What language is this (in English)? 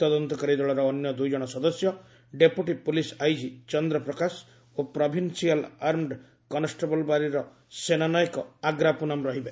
Odia